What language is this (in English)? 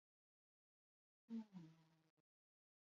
Basque